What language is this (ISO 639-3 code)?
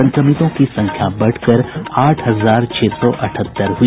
hin